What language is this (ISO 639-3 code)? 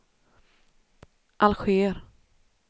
swe